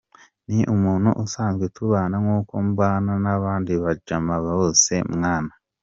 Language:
Kinyarwanda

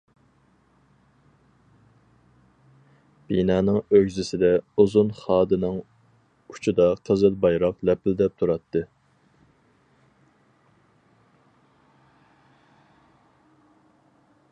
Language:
Uyghur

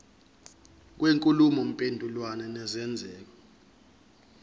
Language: Zulu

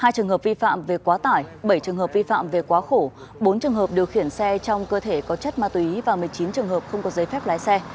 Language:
Vietnamese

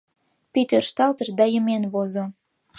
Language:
Mari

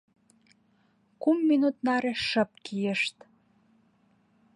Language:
Mari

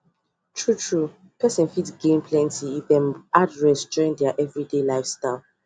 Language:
Nigerian Pidgin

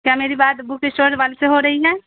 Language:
Urdu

